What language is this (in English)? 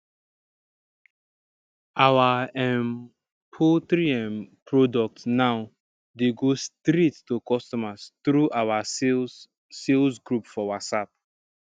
Nigerian Pidgin